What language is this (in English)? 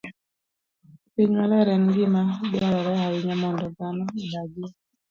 Luo (Kenya and Tanzania)